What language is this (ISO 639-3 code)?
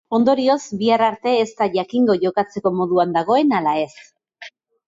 eus